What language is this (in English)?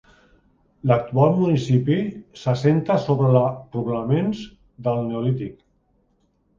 Catalan